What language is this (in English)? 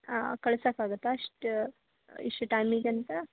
Kannada